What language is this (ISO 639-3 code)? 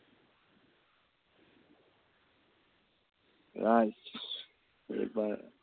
asm